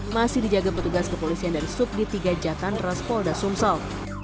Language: Indonesian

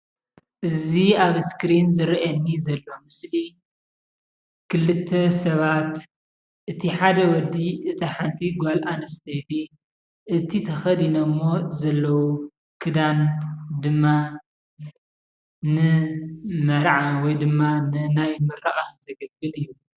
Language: Tigrinya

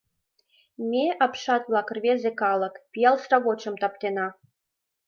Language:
Mari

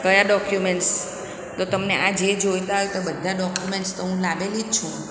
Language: Gujarati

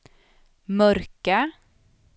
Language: Swedish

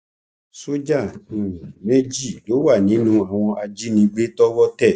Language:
Yoruba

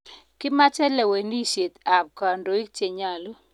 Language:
Kalenjin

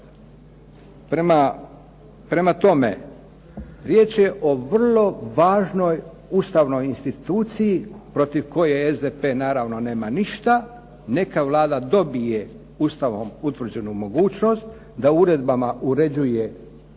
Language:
Croatian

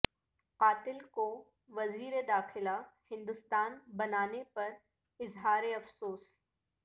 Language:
Urdu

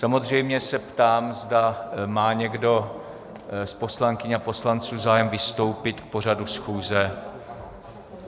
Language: Czech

